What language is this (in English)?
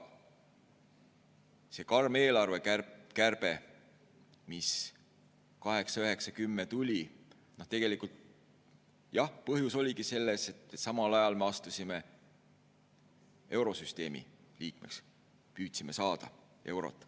Estonian